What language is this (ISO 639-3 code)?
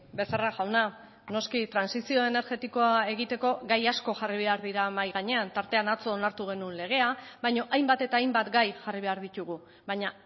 eus